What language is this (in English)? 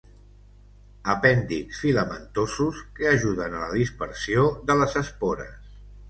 Catalan